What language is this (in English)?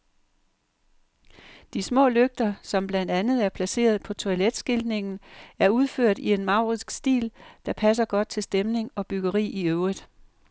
Danish